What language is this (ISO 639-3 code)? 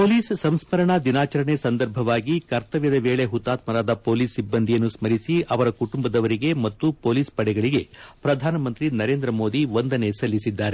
kan